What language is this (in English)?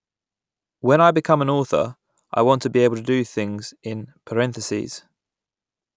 English